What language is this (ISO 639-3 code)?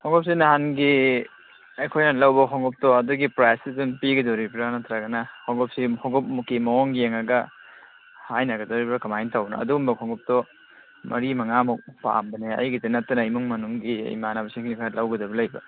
mni